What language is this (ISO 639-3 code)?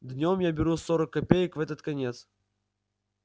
rus